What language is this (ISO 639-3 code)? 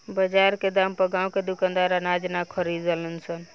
bho